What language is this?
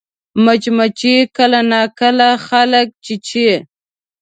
Pashto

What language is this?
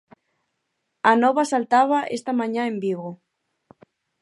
Galician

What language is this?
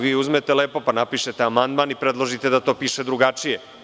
Serbian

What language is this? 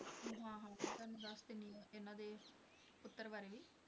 Punjabi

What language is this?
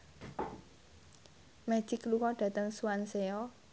Javanese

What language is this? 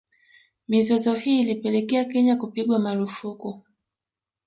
Swahili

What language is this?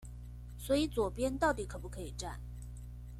Chinese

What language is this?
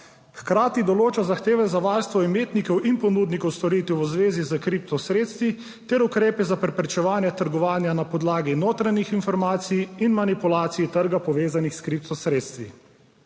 Slovenian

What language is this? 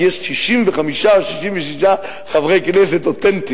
Hebrew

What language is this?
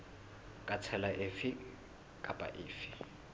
Southern Sotho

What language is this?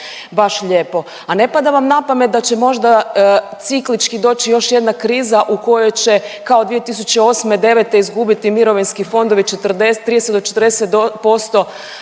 Croatian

